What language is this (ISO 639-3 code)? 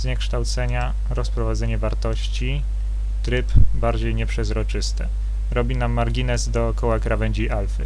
pol